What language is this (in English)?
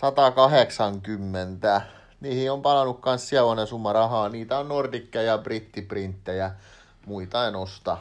Finnish